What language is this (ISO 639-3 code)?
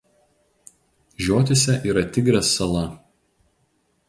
lit